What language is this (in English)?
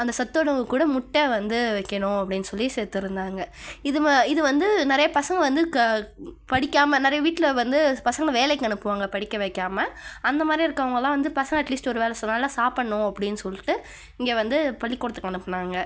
Tamil